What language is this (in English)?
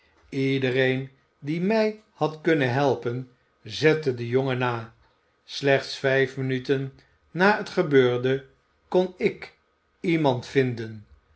Dutch